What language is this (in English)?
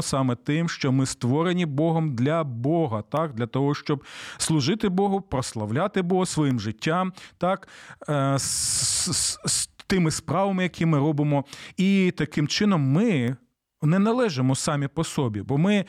Ukrainian